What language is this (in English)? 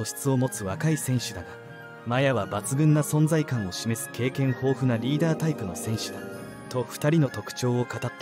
Japanese